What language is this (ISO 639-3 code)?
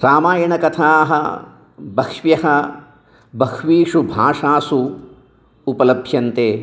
san